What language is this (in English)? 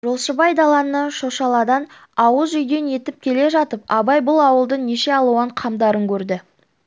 Kazakh